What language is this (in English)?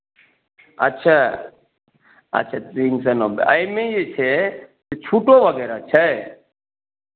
Maithili